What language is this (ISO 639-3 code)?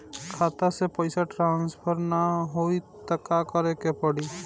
bho